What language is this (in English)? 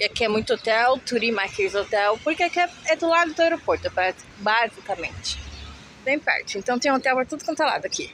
Portuguese